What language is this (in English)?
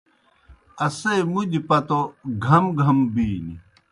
Kohistani Shina